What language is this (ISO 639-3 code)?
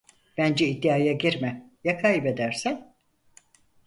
tur